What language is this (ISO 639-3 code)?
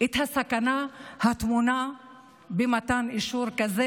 heb